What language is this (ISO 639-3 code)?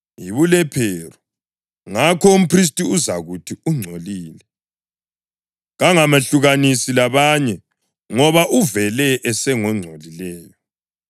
nde